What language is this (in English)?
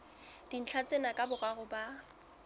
Southern Sotho